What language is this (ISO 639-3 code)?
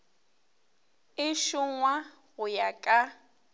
nso